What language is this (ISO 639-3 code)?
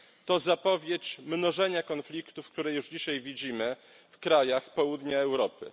pol